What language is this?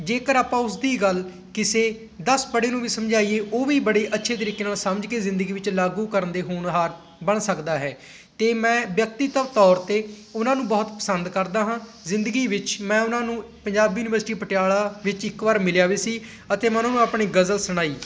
Punjabi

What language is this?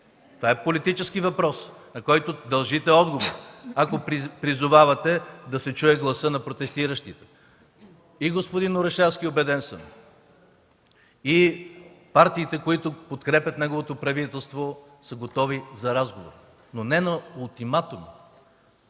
Bulgarian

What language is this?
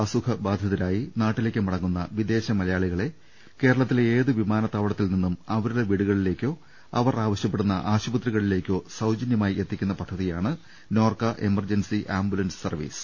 Malayalam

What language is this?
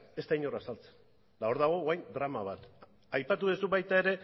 Basque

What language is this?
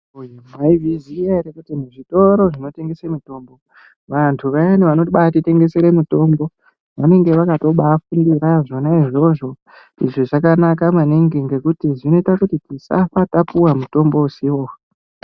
Ndau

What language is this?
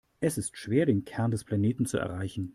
German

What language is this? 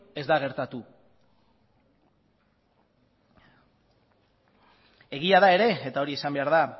Basque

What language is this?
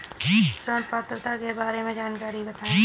Hindi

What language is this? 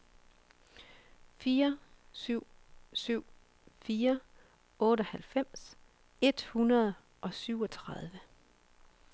Danish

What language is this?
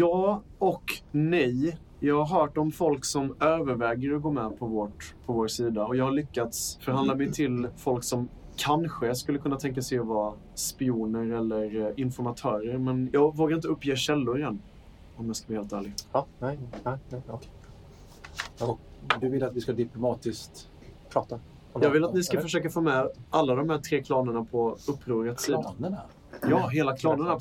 Swedish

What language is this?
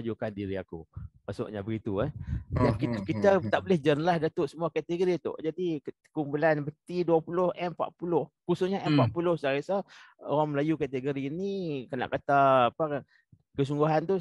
Malay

